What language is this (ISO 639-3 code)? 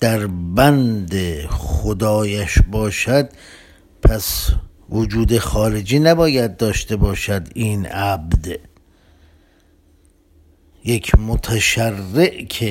fas